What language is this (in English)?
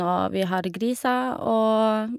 Norwegian